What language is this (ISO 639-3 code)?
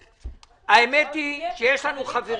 heb